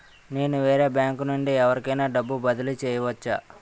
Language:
Telugu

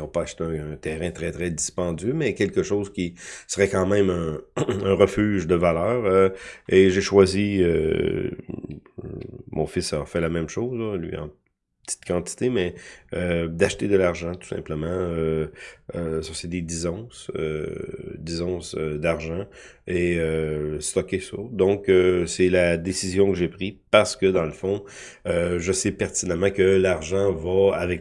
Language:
French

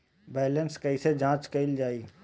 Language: Bhojpuri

